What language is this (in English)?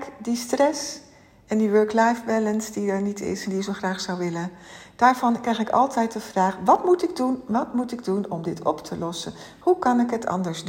Dutch